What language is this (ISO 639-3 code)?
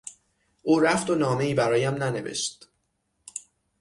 fas